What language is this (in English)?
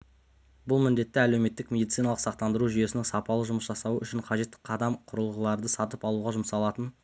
Kazakh